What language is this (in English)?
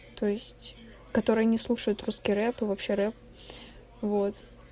Russian